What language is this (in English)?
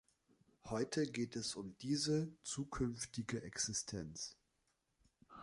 German